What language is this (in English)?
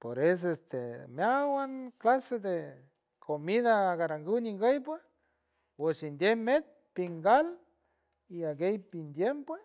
San Francisco Del Mar Huave